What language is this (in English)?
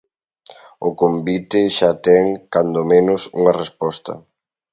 Galician